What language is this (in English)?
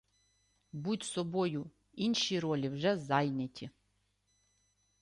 Ukrainian